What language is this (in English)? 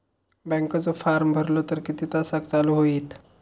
Marathi